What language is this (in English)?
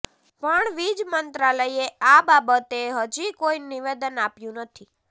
Gujarati